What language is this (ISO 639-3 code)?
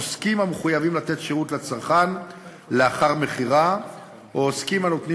heb